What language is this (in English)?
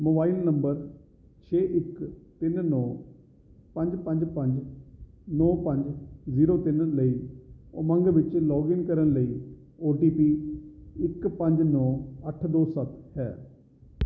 Punjabi